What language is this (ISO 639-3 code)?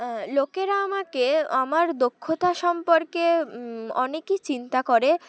ben